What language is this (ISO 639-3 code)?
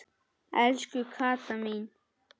isl